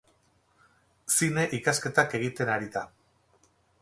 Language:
Basque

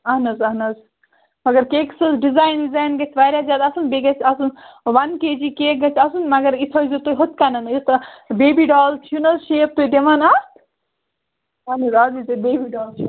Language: Kashmiri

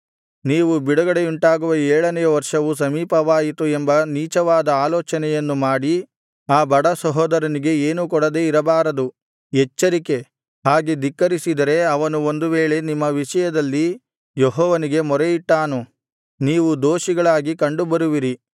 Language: Kannada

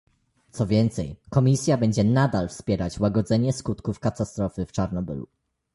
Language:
Polish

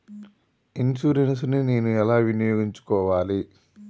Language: Telugu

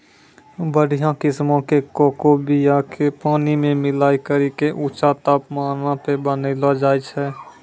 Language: Maithili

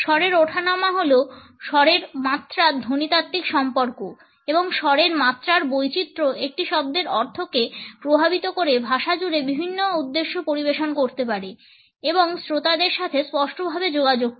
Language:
Bangla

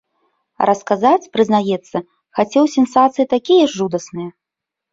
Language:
Belarusian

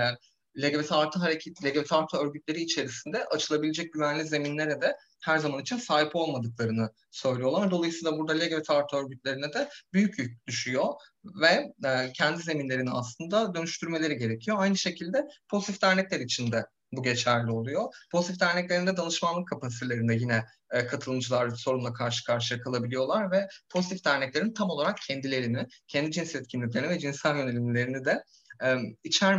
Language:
Turkish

